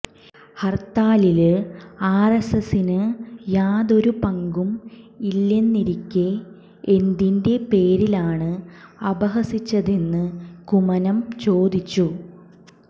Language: Malayalam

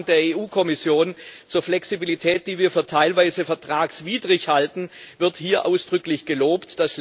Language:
German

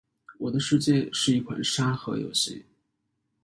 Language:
Chinese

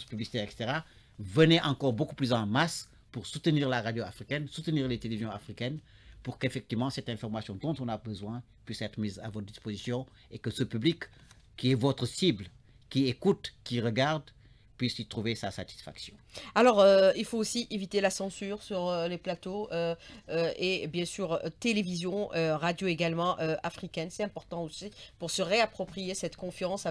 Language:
French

